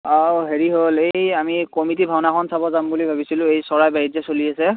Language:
Assamese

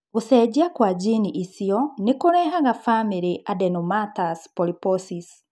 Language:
Kikuyu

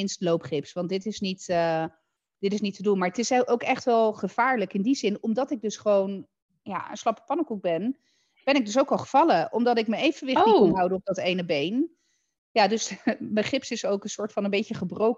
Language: Dutch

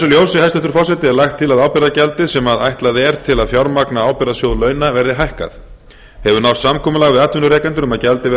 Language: Icelandic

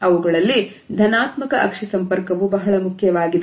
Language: Kannada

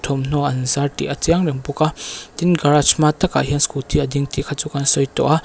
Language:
Mizo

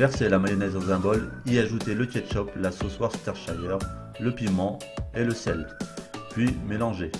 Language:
French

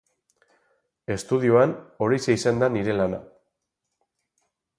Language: Basque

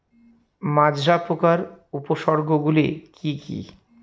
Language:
Bangla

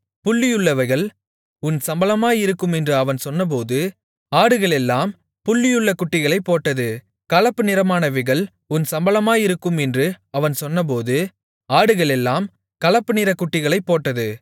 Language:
Tamil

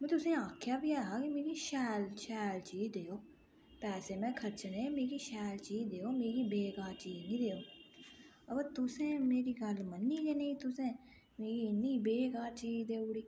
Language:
Dogri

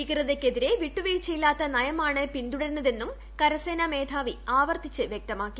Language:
Malayalam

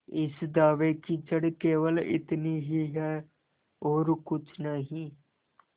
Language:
Hindi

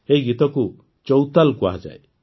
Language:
Odia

